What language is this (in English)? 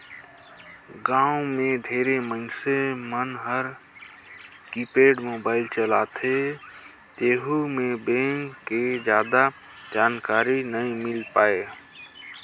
Chhattisgarhi